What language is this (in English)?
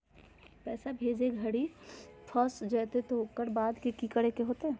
Magahi